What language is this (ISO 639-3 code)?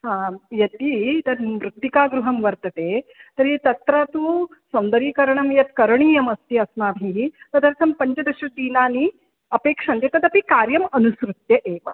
san